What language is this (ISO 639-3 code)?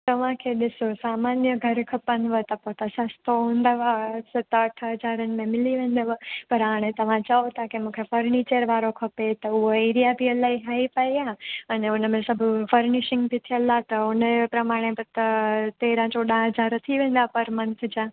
snd